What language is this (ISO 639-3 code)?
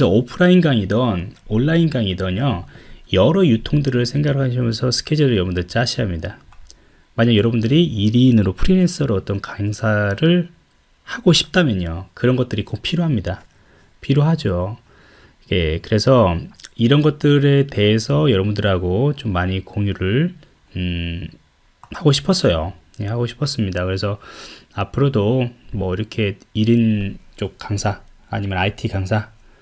kor